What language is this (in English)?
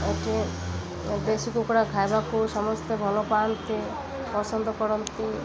Odia